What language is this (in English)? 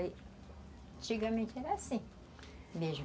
Portuguese